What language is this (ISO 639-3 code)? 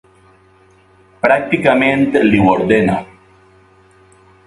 cat